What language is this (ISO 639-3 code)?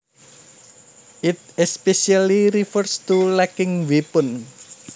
jav